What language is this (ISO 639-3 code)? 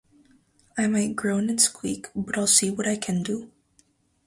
eng